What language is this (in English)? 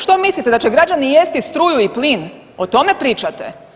Croatian